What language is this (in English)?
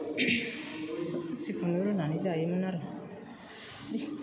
Bodo